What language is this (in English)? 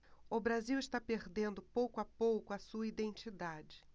Portuguese